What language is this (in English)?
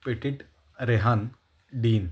Marathi